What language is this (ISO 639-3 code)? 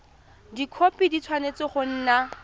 tsn